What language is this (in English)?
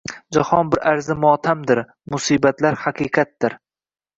Uzbek